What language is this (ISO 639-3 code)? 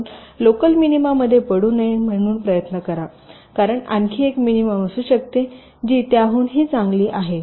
mar